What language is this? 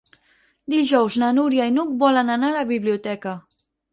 Catalan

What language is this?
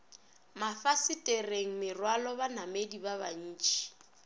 Northern Sotho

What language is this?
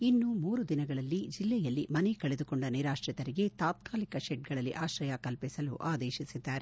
Kannada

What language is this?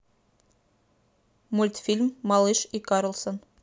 Russian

